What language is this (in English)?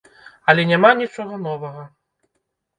Belarusian